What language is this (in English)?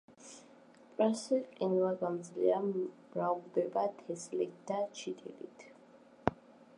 Georgian